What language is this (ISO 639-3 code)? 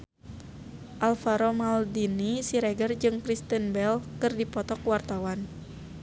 sun